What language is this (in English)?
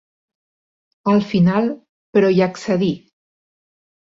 Catalan